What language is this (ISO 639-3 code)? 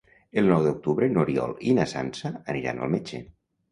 cat